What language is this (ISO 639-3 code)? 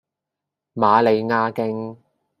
yue